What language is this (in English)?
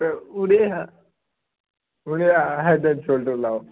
Dogri